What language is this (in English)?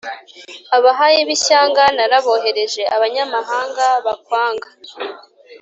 Kinyarwanda